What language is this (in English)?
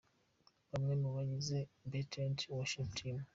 Kinyarwanda